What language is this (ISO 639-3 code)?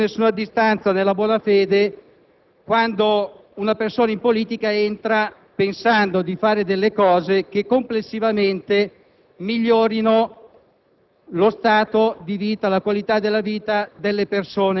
ita